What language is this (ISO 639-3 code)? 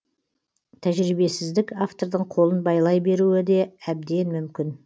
kaz